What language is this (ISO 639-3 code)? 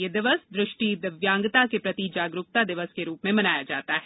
hin